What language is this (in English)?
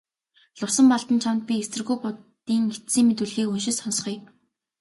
Mongolian